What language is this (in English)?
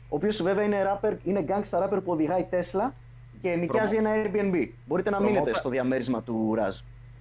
Greek